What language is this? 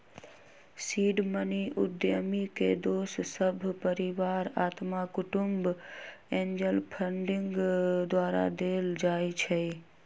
Magahi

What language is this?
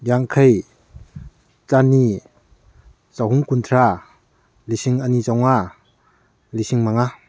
Manipuri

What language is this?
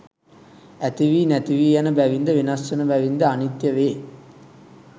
Sinhala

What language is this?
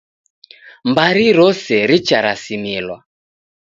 Taita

